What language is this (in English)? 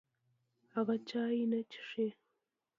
Pashto